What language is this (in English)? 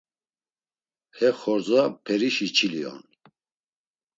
Laz